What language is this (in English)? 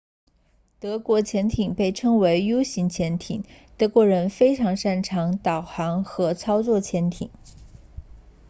Chinese